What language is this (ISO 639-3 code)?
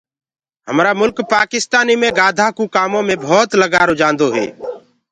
ggg